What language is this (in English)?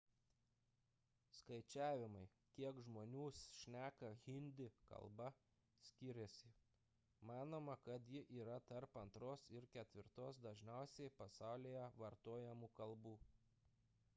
Lithuanian